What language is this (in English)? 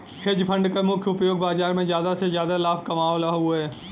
Bhojpuri